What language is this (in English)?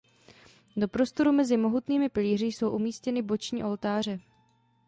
Czech